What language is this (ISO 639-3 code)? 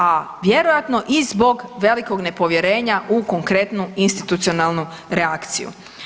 hrv